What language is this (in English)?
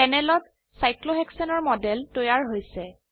Assamese